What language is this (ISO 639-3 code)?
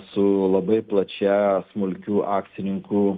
lit